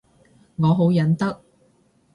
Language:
Cantonese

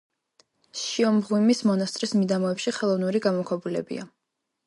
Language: Georgian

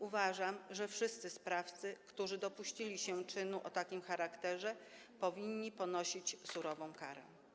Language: Polish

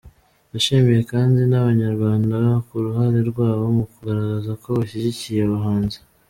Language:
Kinyarwanda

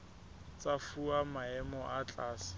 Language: Southern Sotho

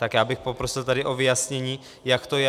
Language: Czech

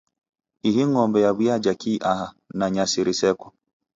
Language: Taita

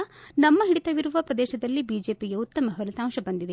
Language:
Kannada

